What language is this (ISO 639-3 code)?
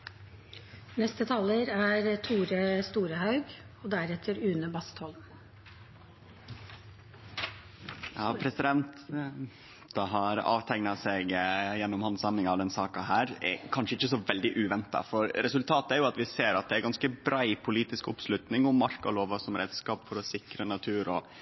nno